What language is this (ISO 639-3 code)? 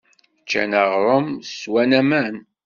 kab